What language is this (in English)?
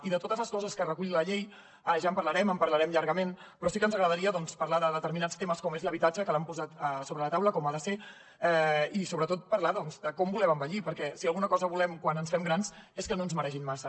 Catalan